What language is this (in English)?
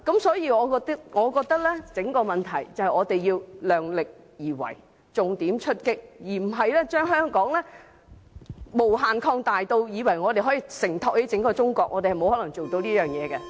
Cantonese